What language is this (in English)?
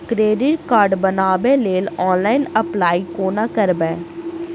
Maithili